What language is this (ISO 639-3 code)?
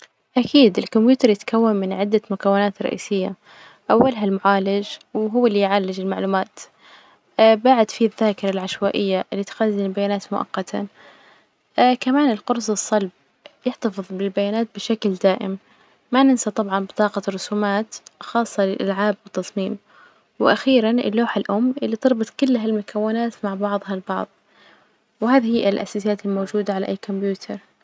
ars